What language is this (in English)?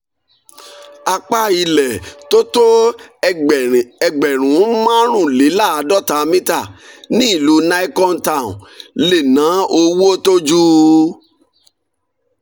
Yoruba